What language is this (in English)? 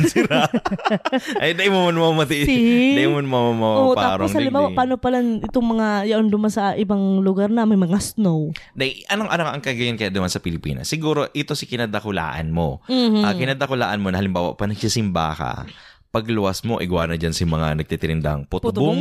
Filipino